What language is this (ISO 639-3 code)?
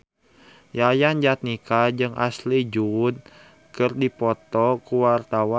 sun